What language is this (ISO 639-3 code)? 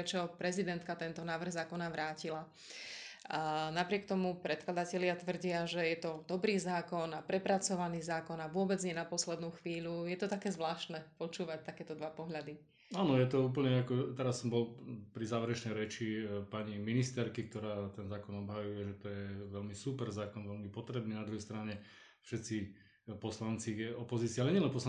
slk